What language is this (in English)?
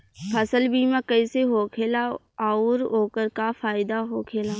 Bhojpuri